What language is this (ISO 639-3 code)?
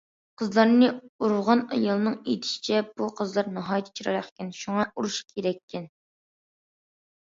uig